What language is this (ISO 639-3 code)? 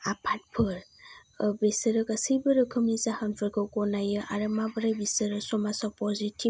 brx